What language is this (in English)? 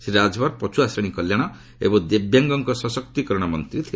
Odia